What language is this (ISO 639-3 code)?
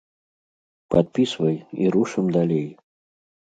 bel